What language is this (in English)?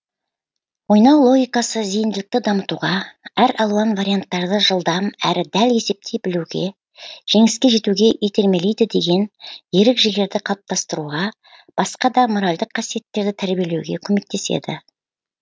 Kazakh